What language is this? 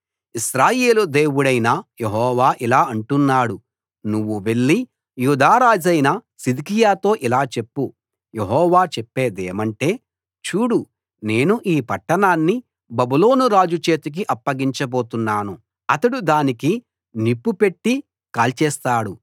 Telugu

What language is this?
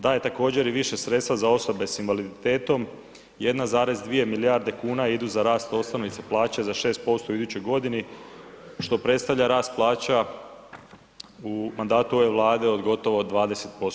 Croatian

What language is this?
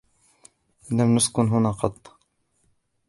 Arabic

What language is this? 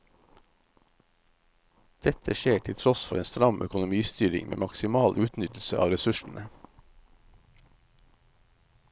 Norwegian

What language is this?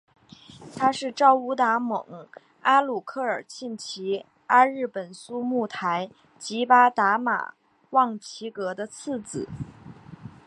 Chinese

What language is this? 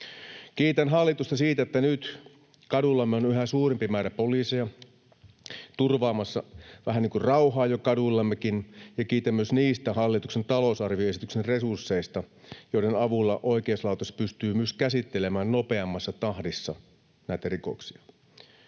Finnish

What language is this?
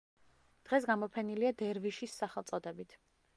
Georgian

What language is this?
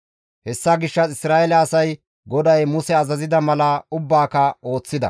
Gamo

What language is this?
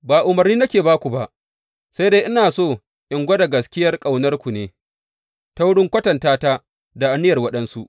Hausa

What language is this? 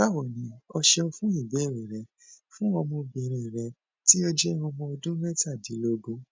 Yoruba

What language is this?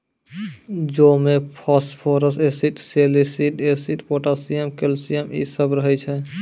Maithili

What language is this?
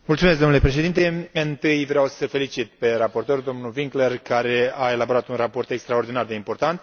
Romanian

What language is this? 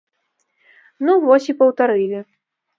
Belarusian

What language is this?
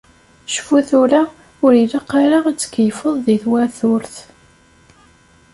Kabyle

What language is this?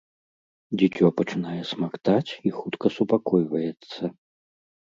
Belarusian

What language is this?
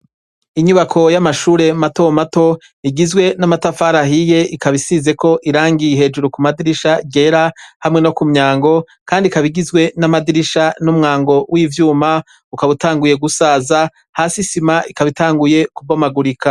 Rundi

